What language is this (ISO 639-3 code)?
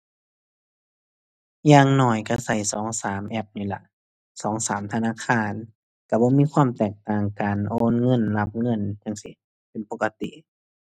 tha